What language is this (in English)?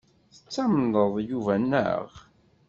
Kabyle